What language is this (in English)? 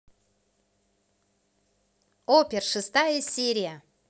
Russian